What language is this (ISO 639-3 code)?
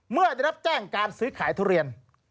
tha